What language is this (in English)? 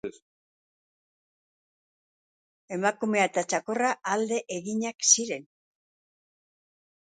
Basque